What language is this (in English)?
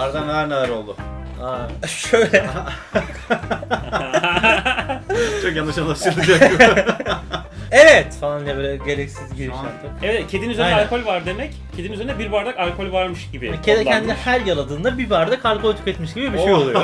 Turkish